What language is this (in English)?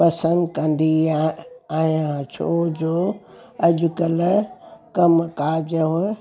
Sindhi